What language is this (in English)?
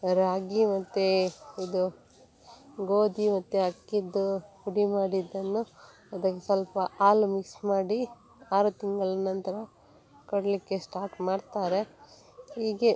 Kannada